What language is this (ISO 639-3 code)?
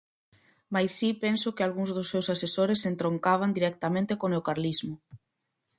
glg